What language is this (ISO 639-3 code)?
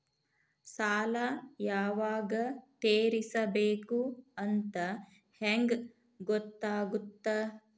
kan